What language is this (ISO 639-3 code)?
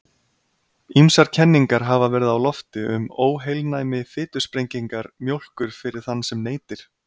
isl